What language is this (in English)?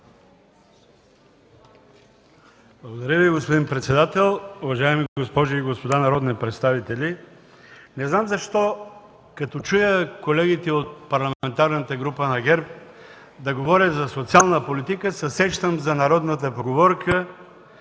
Bulgarian